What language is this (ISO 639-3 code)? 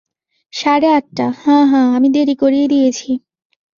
ben